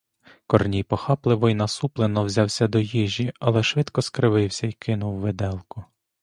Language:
Ukrainian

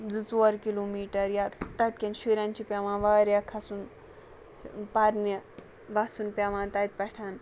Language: Kashmiri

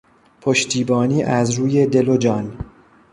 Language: Persian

